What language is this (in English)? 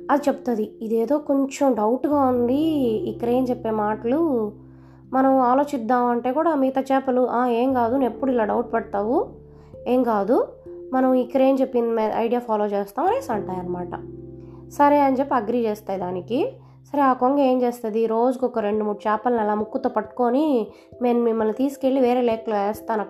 Telugu